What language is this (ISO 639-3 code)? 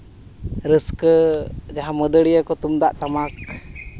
sat